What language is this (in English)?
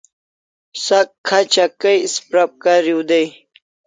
Kalasha